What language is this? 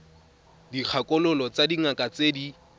Tswana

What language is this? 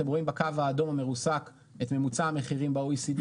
Hebrew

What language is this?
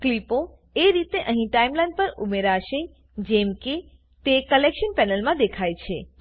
Gujarati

